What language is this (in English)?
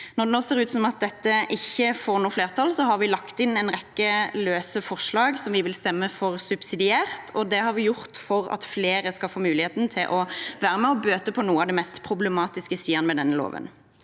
Norwegian